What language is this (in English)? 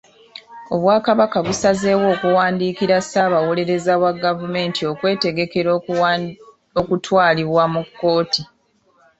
Ganda